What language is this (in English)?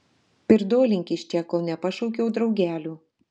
Lithuanian